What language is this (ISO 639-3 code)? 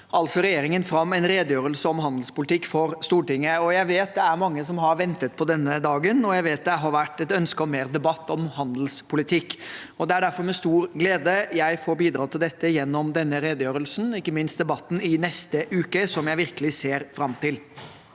nor